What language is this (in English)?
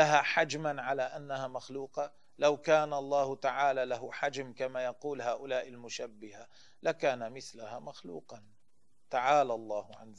Arabic